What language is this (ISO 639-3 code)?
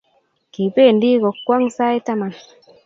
kln